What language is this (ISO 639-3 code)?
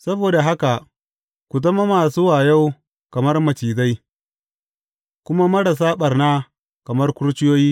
hau